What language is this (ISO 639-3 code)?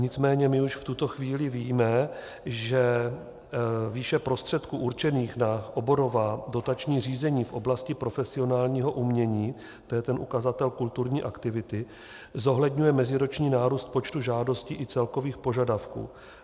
ces